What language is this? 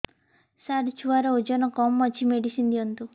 Odia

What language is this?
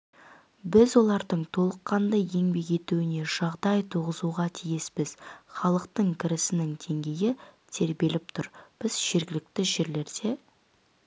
Kazakh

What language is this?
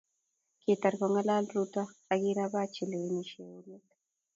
Kalenjin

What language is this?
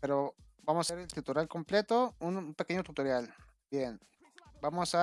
Spanish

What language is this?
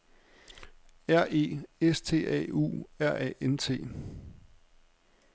Danish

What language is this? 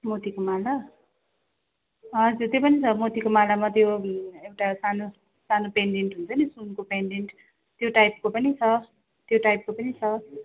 Nepali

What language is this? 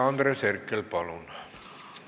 Estonian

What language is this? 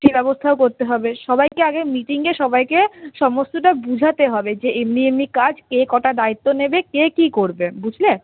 Bangla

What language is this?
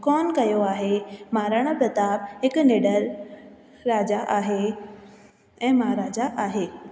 Sindhi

